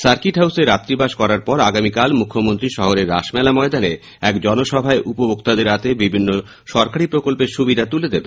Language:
Bangla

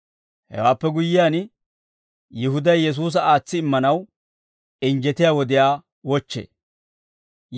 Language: Dawro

